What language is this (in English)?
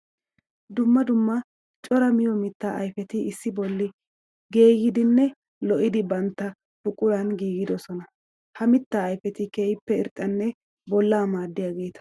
Wolaytta